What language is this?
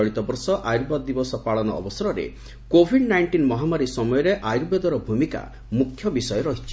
Odia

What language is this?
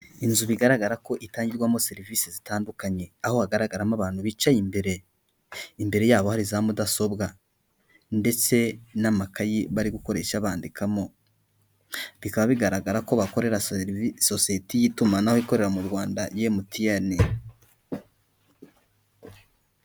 Kinyarwanda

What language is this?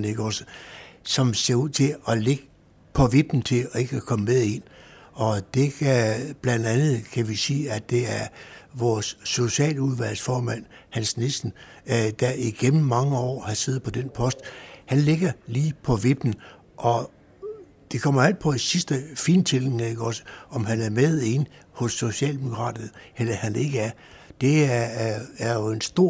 Danish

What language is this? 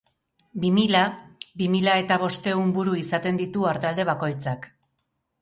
Basque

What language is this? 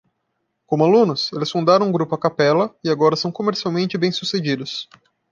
Portuguese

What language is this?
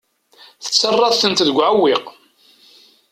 Kabyle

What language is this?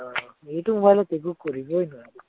Assamese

